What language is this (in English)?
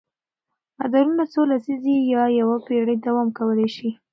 Pashto